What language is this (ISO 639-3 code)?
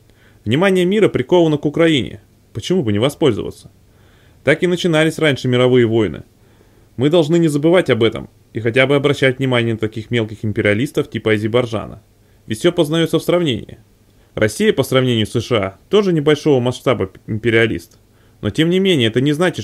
rus